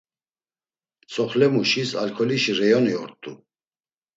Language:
Laz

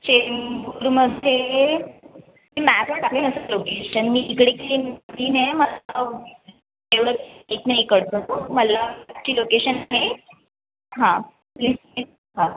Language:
Marathi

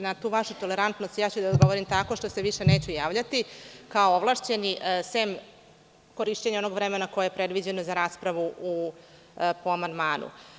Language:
Serbian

